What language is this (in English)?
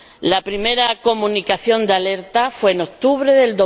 Spanish